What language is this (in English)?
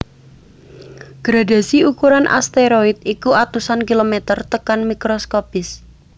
Javanese